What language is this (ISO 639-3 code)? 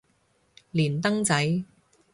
yue